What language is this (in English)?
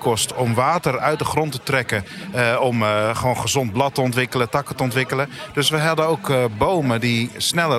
Dutch